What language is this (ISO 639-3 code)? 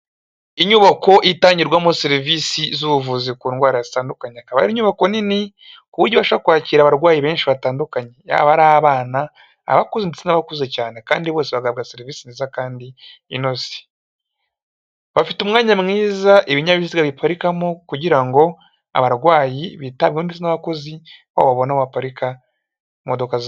kin